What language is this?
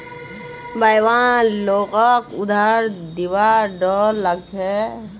Magahi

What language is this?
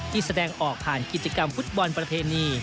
Thai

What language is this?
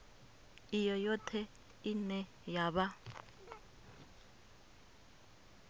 Venda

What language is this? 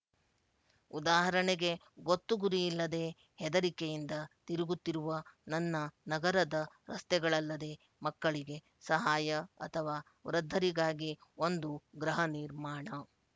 Kannada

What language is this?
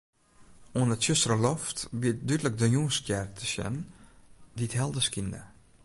Western Frisian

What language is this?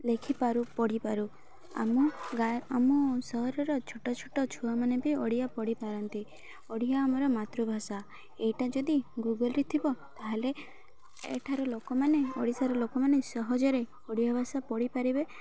Odia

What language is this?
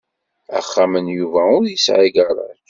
Kabyle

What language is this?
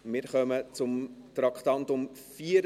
Swiss German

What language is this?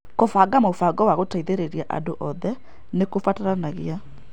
Kikuyu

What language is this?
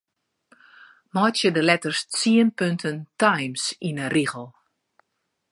Western Frisian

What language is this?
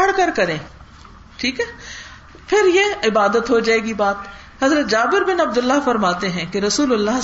Urdu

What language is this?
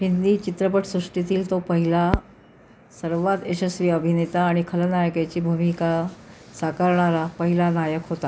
Marathi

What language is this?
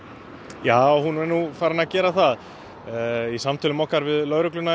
Icelandic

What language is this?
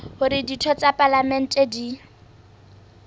Southern Sotho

